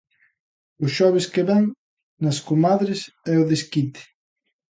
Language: Galician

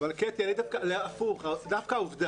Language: Hebrew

